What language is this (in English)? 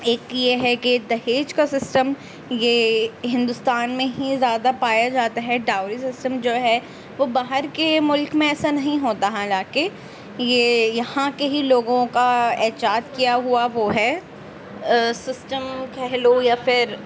Urdu